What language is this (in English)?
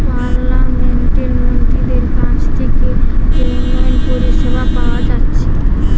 Bangla